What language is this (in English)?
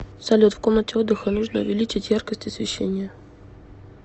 Russian